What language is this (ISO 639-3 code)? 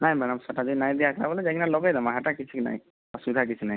ori